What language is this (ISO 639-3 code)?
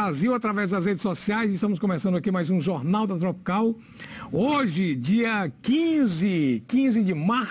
por